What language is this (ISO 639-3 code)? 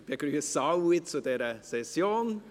gsw